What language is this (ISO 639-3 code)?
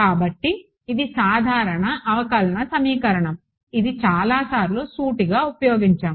tel